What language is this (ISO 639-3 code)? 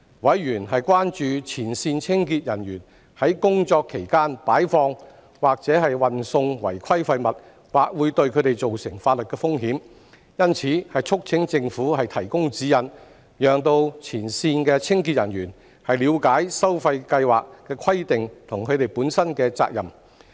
yue